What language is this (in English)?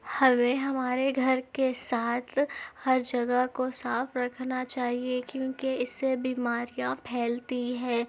Urdu